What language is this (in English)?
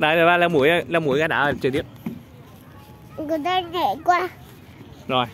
Vietnamese